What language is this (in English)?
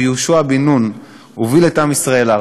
Hebrew